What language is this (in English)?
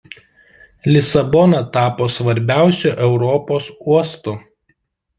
Lithuanian